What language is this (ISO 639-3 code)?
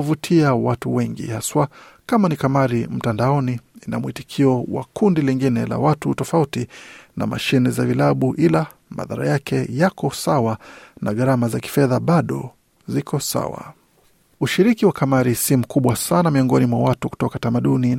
swa